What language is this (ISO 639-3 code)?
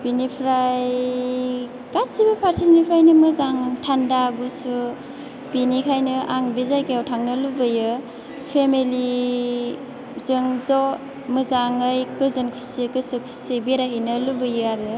brx